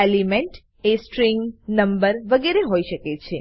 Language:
Gujarati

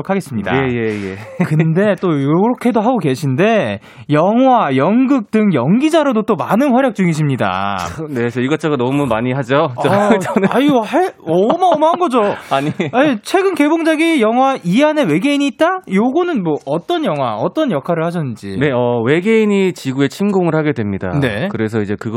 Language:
Korean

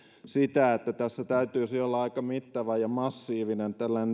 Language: Finnish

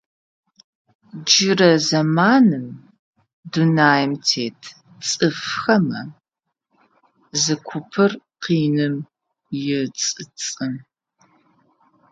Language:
Adyghe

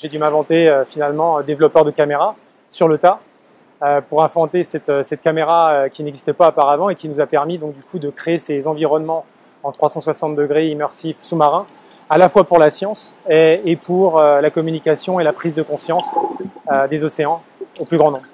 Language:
French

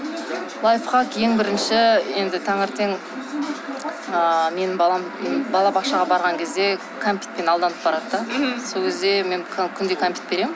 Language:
Kazakh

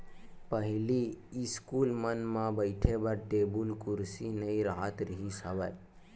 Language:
Chhattisgarhi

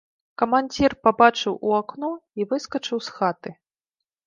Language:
Belarusian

